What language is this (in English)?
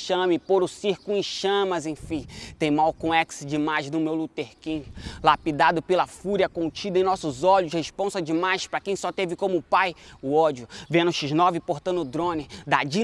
Portuguese